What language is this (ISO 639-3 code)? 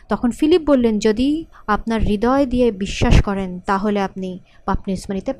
ben